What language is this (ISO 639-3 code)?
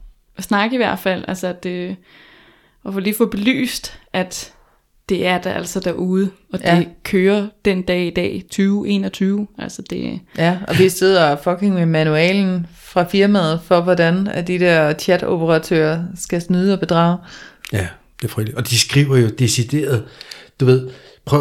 dan